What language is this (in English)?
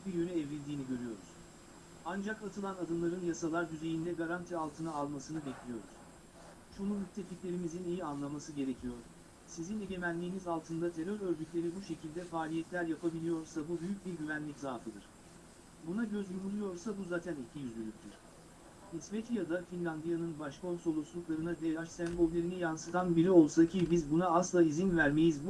Turkish